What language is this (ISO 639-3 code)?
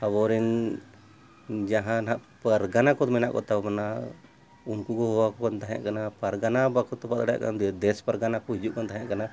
sat